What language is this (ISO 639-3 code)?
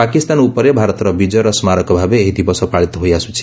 ori